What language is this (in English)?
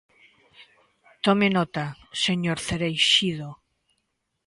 Galician